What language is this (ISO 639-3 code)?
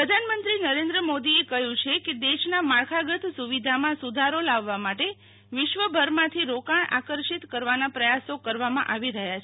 guj